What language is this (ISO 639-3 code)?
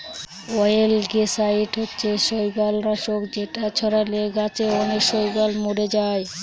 ben